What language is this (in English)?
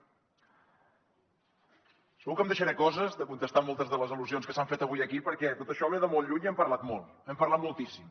Catalan